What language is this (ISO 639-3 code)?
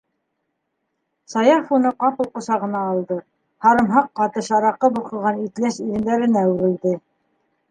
bak